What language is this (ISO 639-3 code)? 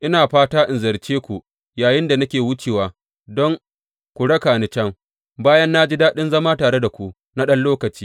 hau